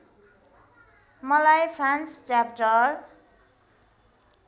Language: Nepali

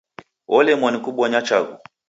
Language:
Taita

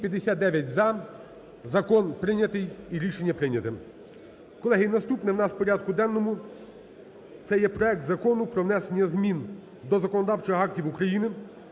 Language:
Ukrainian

